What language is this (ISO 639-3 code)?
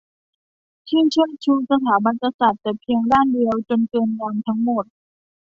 tha